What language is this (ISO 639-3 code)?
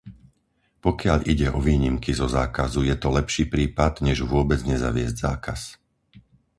slk